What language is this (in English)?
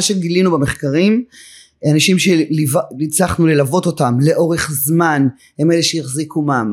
Hebrew